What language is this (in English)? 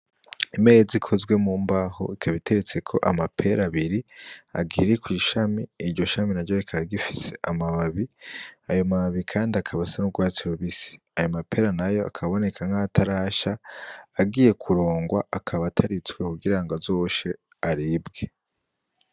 Rundi